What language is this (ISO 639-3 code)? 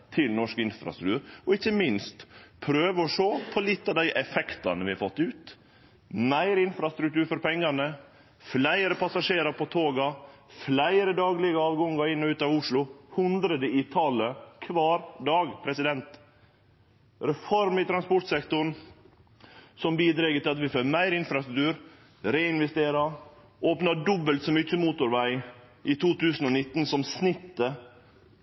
nno